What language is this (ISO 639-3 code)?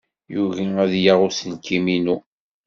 kab